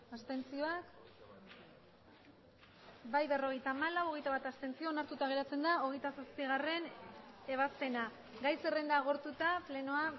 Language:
Basque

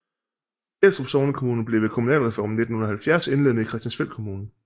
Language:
Danish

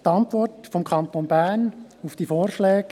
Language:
Swiss German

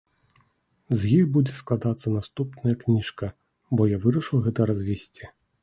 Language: Belarusian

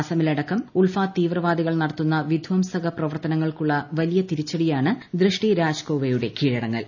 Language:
Malayalam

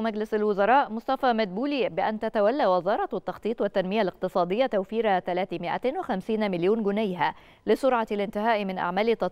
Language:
Arabic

